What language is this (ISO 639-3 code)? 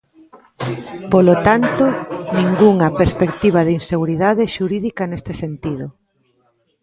glg